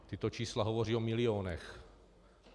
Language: Czech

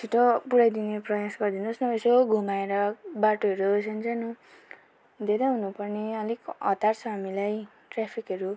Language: Nepali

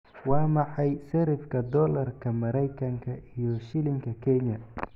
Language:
Somali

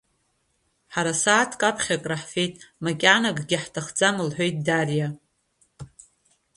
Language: Abkhazian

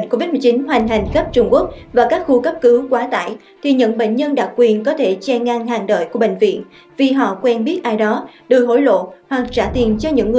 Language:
Vietnamese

